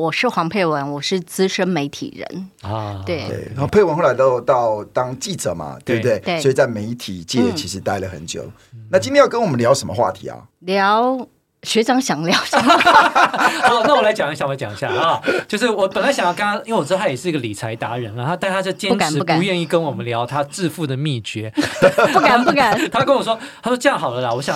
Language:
Chinese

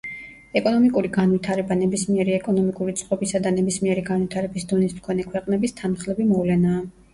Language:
Georgian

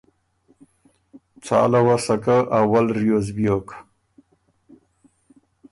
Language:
Ormuri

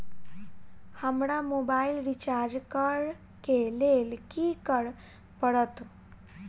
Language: Maithili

